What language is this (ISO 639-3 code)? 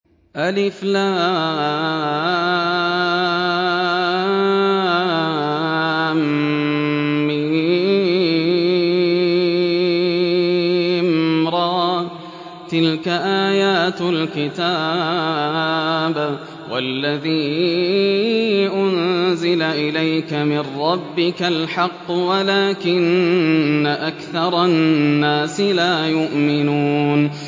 ara